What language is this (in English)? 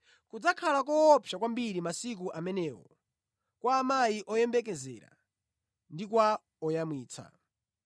Nyanja